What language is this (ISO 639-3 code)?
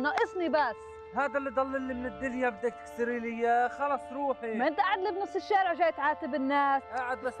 ara